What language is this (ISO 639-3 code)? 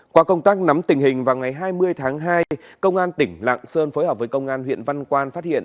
vie